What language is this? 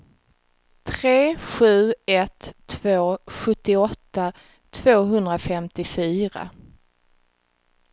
Swedish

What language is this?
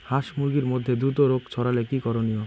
Bangla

